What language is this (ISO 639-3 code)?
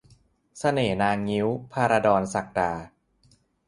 tha